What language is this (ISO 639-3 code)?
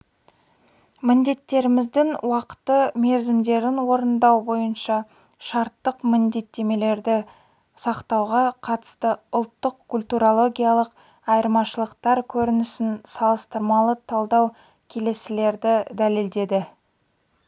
kaz